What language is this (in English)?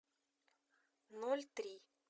Russian